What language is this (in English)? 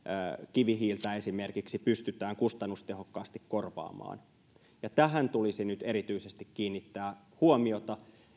Finnish